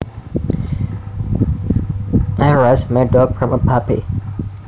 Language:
Javanese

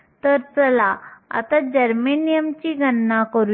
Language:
Marathi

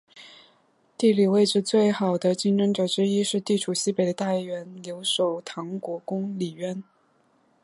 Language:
Chinese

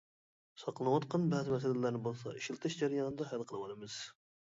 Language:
Uyghur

